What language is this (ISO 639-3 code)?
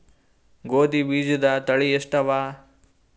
kan